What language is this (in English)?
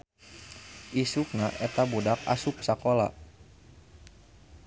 Sundanese